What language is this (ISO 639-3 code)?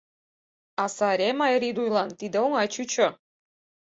chm